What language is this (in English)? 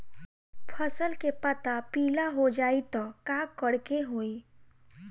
Bhojpuri